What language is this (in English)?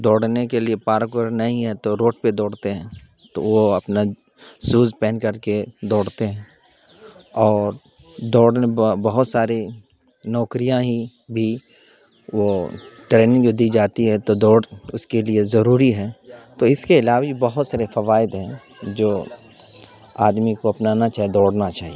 Urdu